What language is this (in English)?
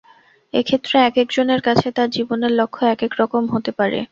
Bangla